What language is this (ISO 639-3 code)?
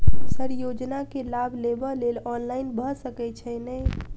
mai